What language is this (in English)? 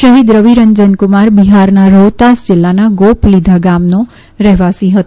Gujarati